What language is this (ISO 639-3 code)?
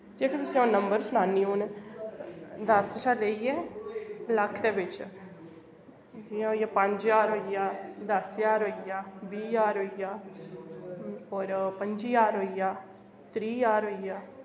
doi